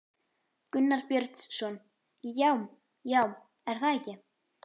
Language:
Icelandic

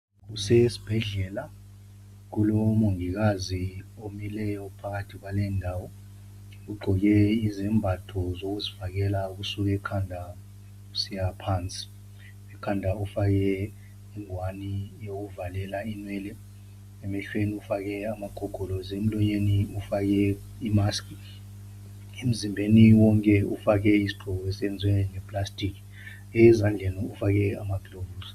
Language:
North Ndebele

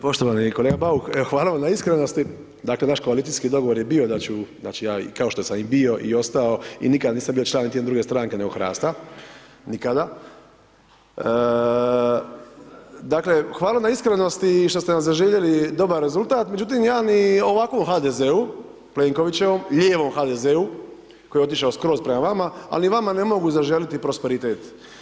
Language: Croatian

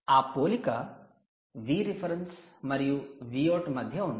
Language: Telugu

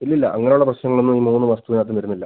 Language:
Malayalam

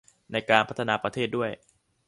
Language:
Thai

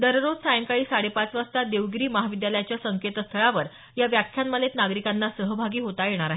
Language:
Marathi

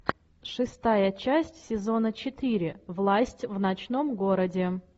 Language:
Russian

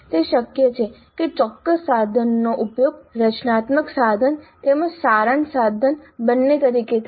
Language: Gujarati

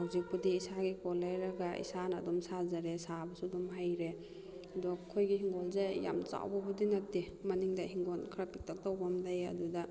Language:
Manipuri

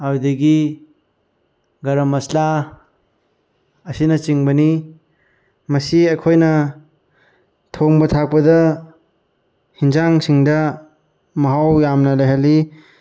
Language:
Manipuri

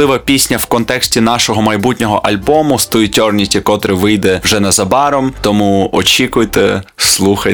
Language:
Ukrainian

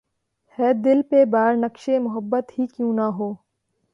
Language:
Urdu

